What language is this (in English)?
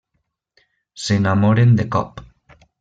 Catalan